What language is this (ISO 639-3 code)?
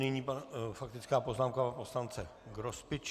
ces